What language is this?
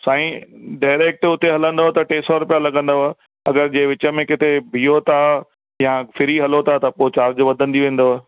Sindhi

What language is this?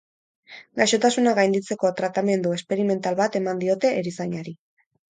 Basque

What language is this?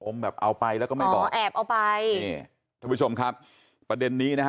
Thai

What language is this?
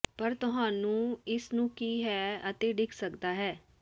Punjabi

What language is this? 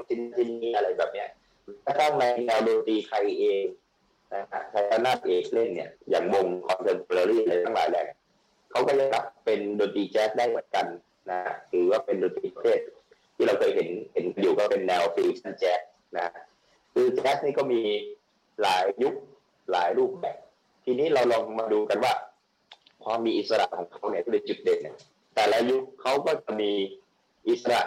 Thai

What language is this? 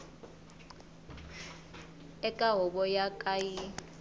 Tsonga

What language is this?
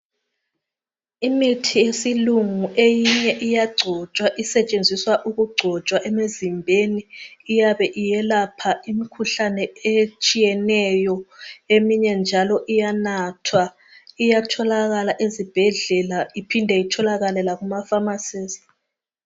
North Ndebele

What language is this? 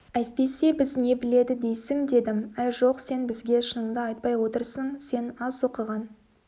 Kazakh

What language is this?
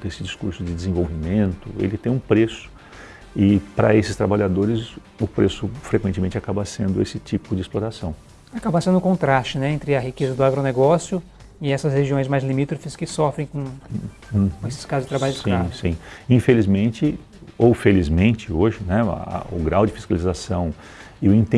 Portuguese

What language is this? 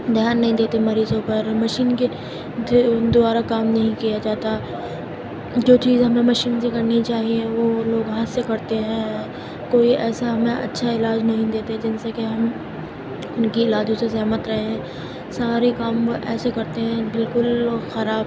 Urdu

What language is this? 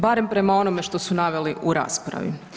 Croatian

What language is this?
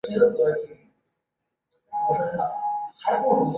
Chinese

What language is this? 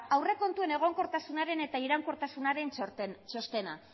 Basque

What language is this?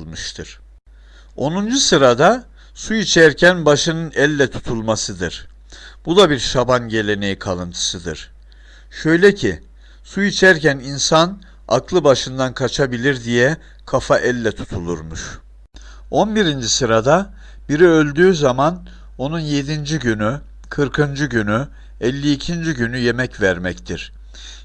Turkish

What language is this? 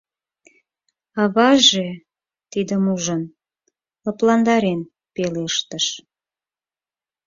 Mari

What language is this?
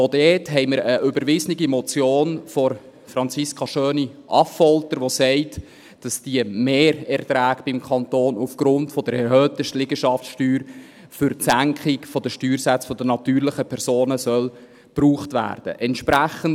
Swiss German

